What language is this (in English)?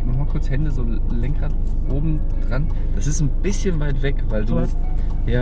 German